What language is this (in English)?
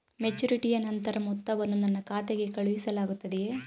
Kannada